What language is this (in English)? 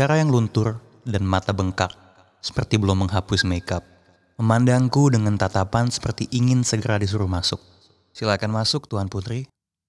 Indonesian